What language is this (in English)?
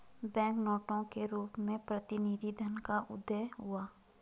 Hindi